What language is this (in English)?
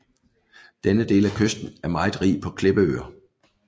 Danish